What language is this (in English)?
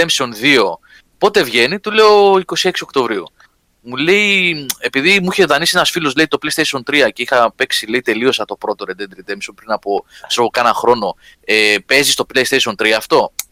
Greek